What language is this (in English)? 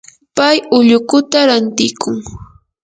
Yanahuanca Pasco Quechua